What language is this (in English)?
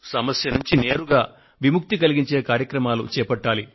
Telugu